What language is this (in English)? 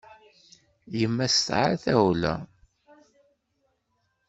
Kabyle